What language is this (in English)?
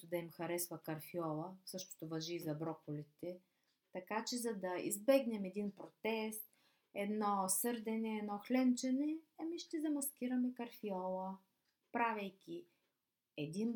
Bulgarian